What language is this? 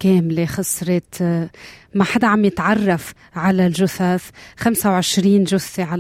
Arabic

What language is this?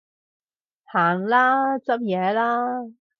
Cantonese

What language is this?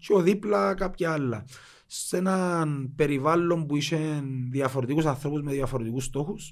Greek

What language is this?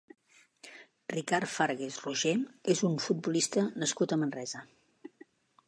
Catalan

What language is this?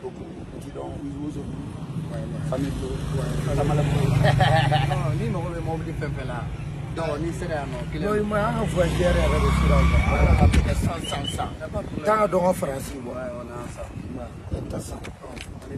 French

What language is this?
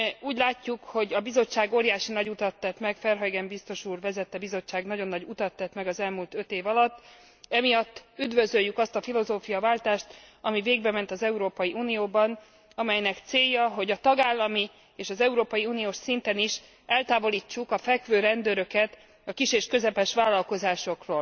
Hungarian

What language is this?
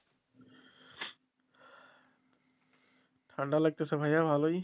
Bangla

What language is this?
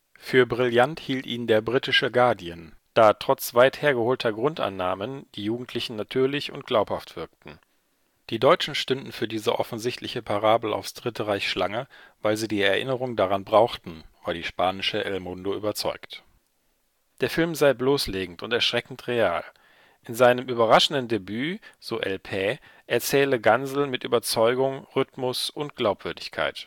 German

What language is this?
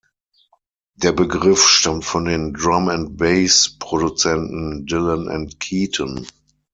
German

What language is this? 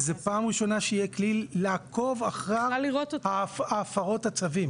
Hebrew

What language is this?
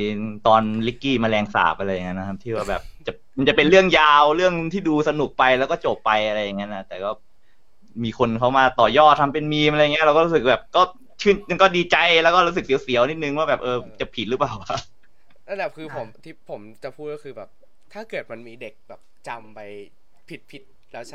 Thai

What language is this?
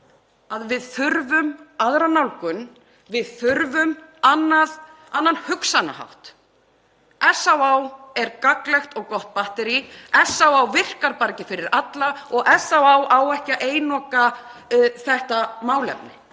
Icelandic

